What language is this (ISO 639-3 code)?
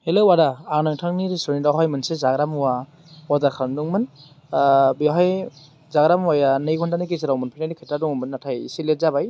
brx